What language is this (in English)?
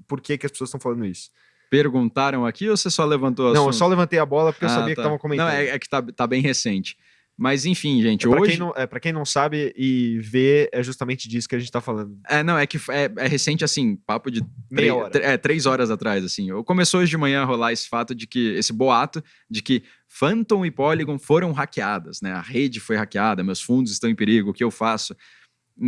Portuguese